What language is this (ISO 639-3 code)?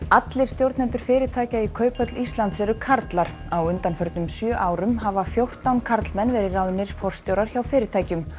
isl